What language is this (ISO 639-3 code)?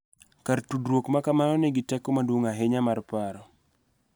luo